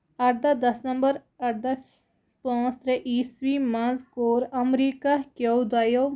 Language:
Kashmiri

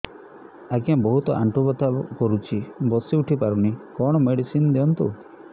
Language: Odia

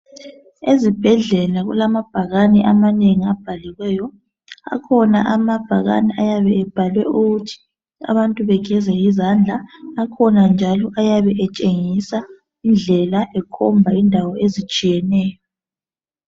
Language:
North Ndebele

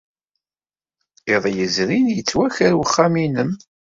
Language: Kabyle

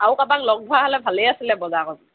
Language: Assamese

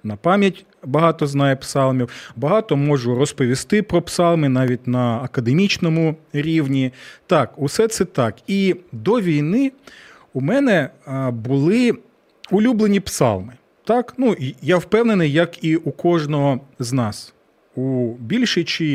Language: Ukrainian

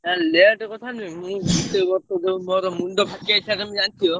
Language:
Odia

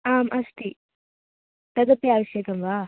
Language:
Sanskrit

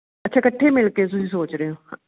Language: Punjabi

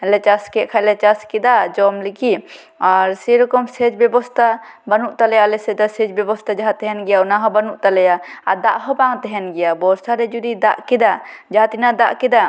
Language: Santali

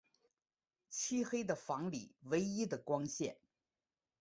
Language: Chinese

